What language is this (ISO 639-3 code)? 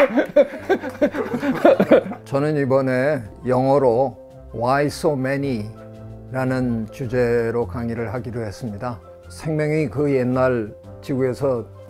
kor